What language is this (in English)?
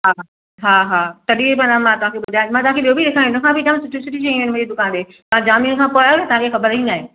Sindhi